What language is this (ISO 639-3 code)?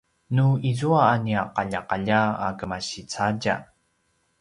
pwn